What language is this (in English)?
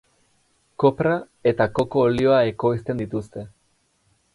Basque